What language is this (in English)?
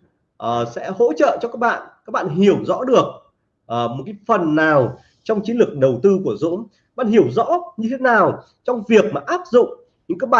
Vietnamese